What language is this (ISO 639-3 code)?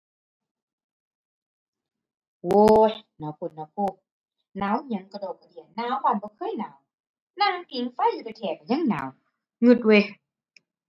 tha